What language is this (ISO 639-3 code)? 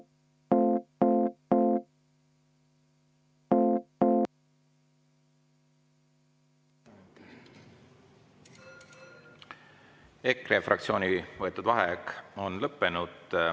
est